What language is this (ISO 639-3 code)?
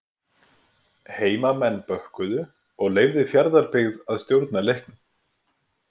isl